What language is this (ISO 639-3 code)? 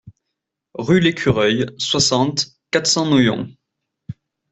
fra